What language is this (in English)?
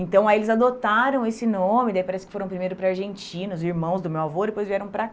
Portuguese